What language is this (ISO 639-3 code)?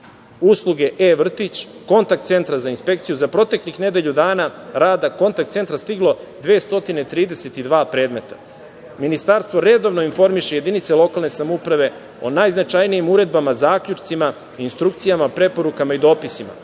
srp